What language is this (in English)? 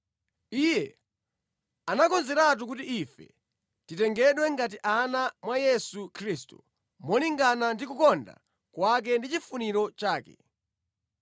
Nyanja